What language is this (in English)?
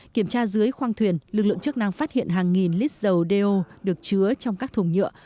Vietnamese